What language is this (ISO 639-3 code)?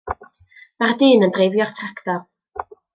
cym